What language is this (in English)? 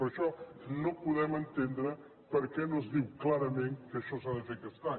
Catalan